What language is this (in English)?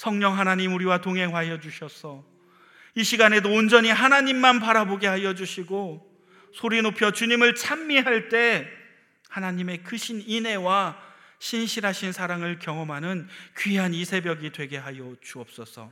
Korean